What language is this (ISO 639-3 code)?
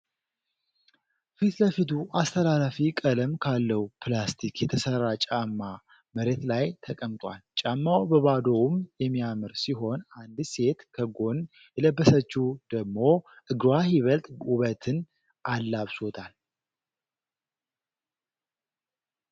amh